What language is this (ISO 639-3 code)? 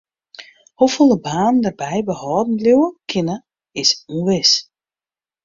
fry